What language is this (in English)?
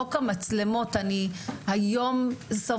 Hebrew